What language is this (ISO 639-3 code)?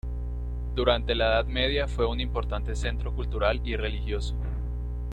spa